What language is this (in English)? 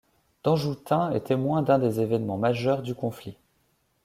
French